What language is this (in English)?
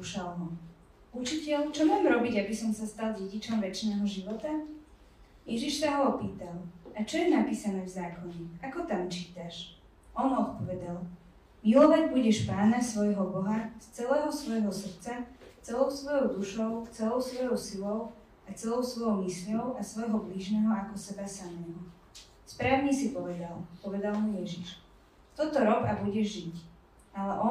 Slovak